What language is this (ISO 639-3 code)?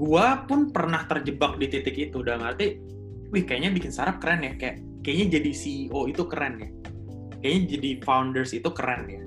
ind